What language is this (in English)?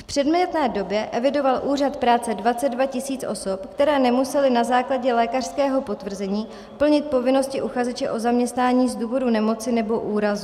Czech